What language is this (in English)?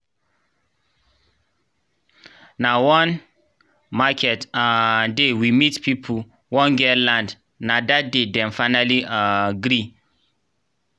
Nigerian Pidgin